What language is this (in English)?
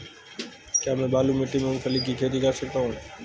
Hindi